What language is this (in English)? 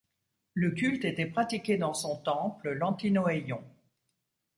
French